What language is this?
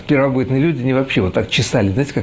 Russian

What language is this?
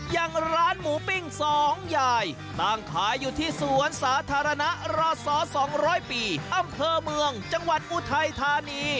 Thai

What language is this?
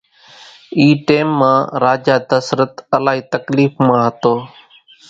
Kachi Koli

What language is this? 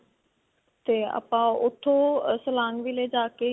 Punjabi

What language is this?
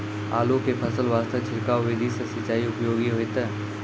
Maithili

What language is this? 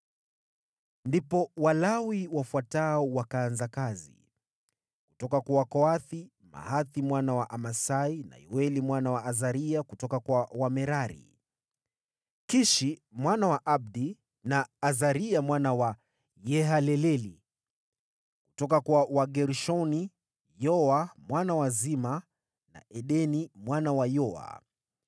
Swahili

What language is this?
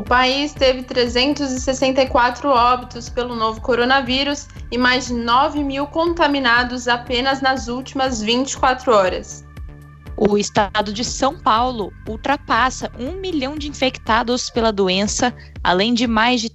Portuguese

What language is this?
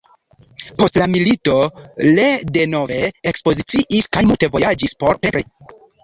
Esperanto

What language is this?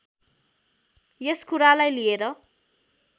Nepali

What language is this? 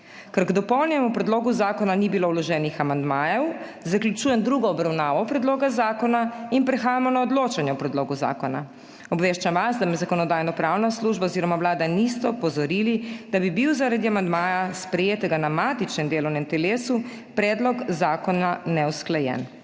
Slovenian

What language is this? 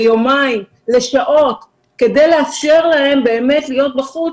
Hebrew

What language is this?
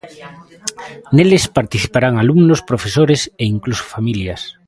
Galician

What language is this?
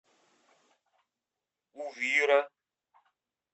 Russian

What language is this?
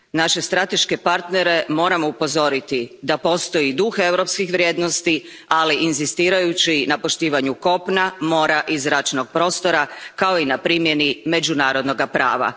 Croatian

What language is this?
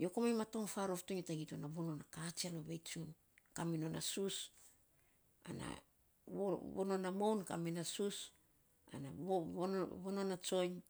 Saposa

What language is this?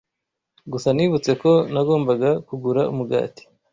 Kinyarwanda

